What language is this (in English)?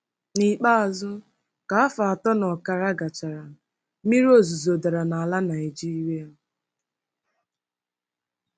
Igbo